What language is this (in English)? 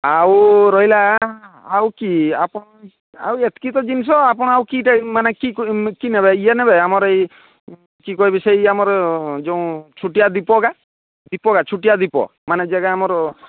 Odia